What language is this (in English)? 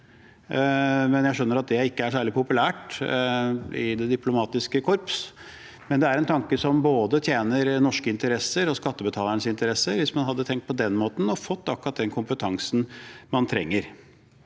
Norwegian